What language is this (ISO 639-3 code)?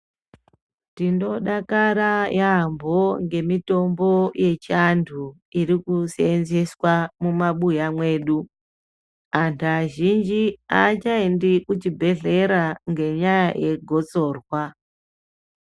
ndc